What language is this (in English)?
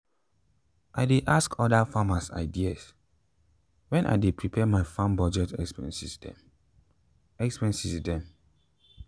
Nigerian Pidgin